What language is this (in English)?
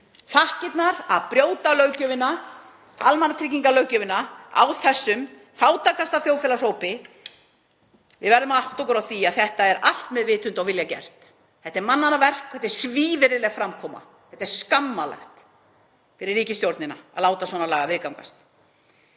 Icelandic